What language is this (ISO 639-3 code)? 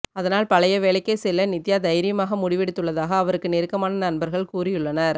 tam